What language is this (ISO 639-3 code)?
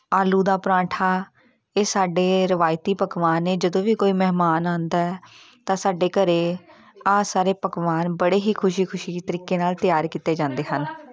pan